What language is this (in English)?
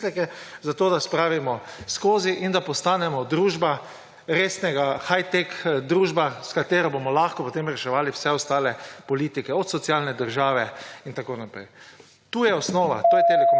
Slovenian